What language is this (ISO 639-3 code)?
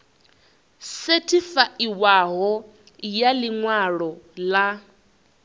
ven